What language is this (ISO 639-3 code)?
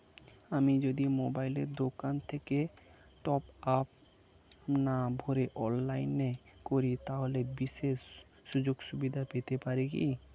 ben